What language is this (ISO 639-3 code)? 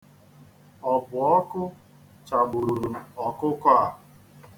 ibo